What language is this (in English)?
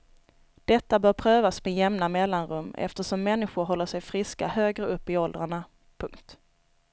Swedish